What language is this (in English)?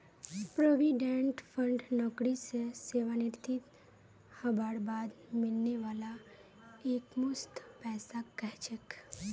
Magahi